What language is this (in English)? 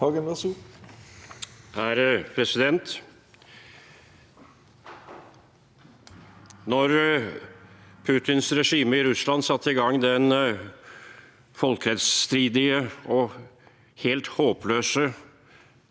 Norwegian